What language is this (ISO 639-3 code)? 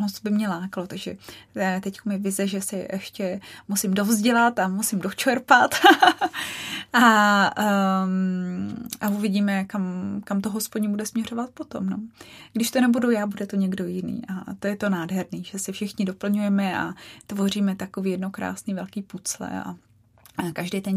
ces